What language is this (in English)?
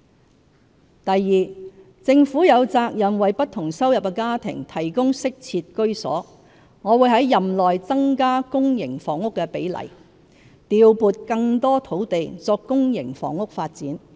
Cantonese